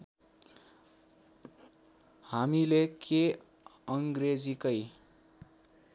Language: Nepali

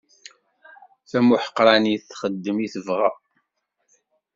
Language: Kabyle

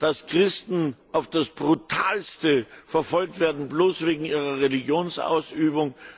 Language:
German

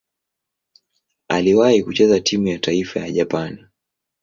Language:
Swahili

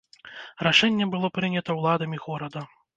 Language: Belarusian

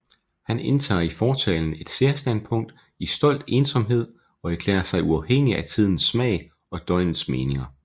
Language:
Danish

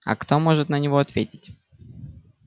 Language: Russian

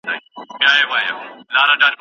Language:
Pashto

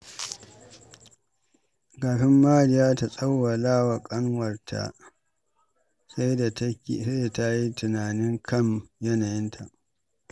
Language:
Hausa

